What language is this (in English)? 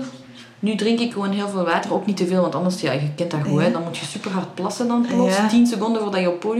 Dutch